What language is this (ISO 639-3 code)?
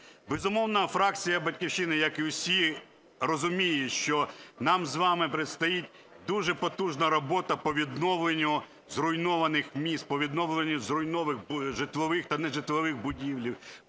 ukr